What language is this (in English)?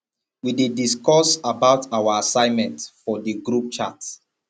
Nigerian Pidgin